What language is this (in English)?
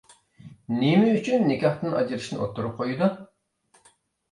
Uyghur